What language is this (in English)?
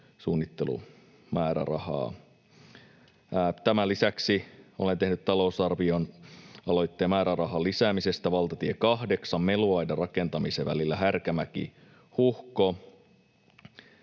Finnish